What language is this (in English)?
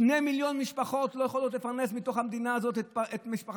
Hebrew